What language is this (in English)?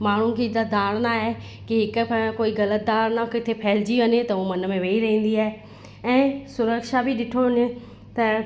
Sindhi